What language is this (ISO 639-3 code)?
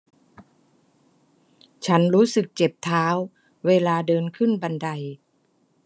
tha